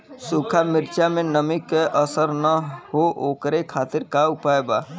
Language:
Bhojpuri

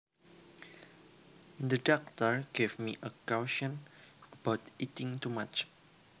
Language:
Javanese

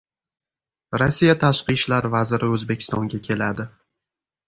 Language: Uzbek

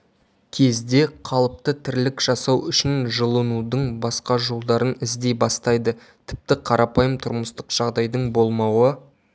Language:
Kazakh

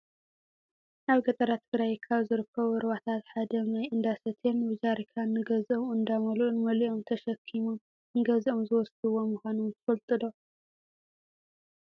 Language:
Tigrinya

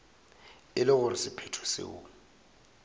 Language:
Northern Sotho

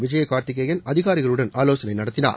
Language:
Tamil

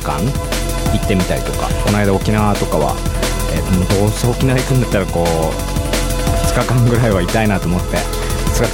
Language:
Japanese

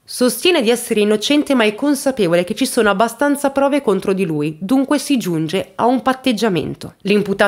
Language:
Italian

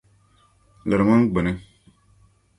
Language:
Dagbani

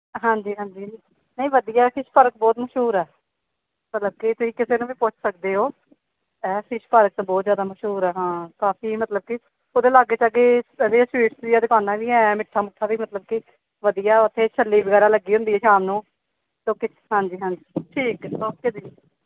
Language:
Punjabi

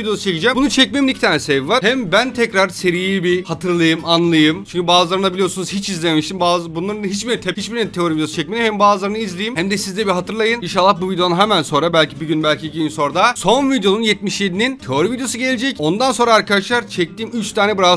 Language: Turkish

